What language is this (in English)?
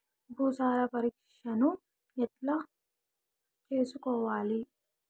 Telugu